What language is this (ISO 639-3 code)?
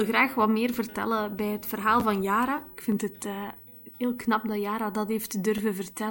nld